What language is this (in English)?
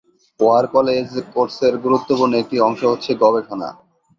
Bangla